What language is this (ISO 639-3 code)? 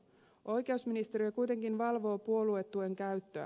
fin